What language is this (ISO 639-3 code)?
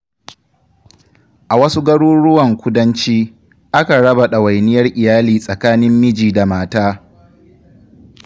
hau